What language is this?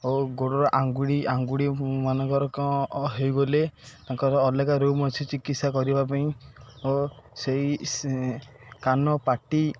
Odia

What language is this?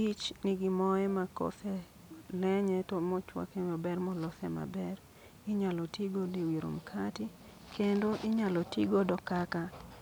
Luo (Kenya and Tanzania)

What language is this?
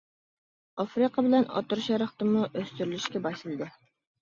Uyghur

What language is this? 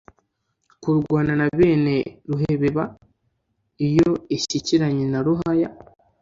Kinyarwanda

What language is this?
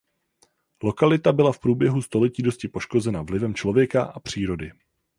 Czech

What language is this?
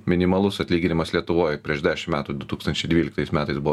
Lithuanian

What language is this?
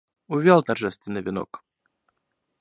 Russian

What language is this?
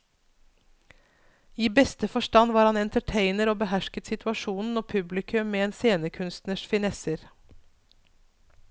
Norwegian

